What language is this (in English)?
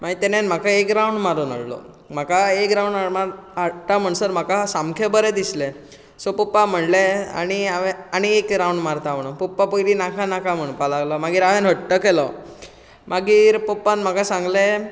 Konkani